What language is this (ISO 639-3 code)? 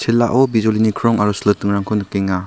grt